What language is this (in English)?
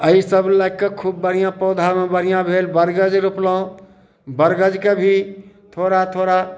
Maithili